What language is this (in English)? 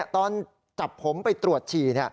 Thai